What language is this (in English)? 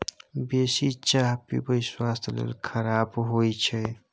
Maithili